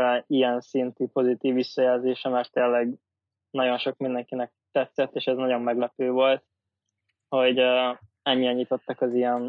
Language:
Hungarian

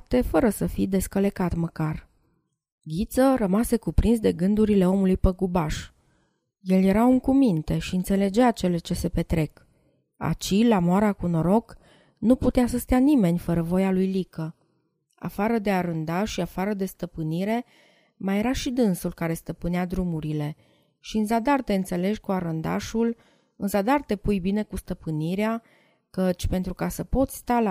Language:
Romanian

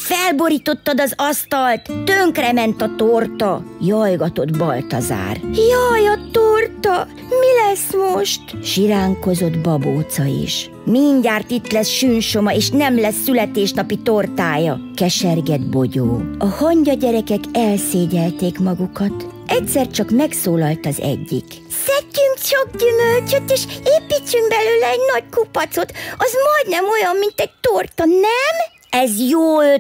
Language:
Hungarian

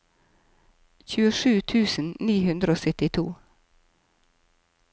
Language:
Norwegian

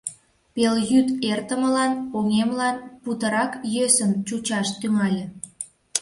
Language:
Mari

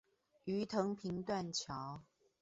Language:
Chinese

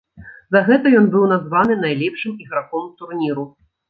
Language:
Belarusian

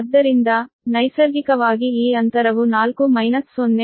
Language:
Kannada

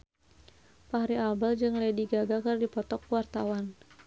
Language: Sundanese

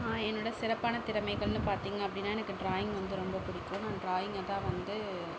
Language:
Tamil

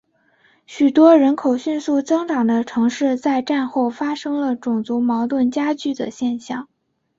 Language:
Chinese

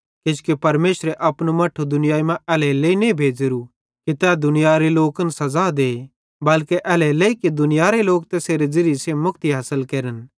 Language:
Bhadrawahi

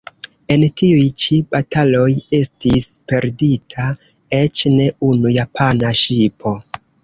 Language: Esperanto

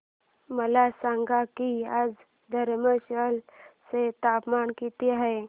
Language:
Marathi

